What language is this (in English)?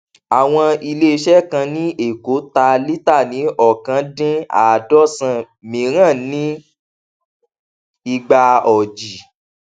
Yoruba